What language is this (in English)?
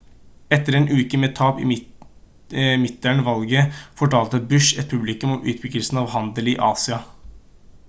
Norwegian Bokmål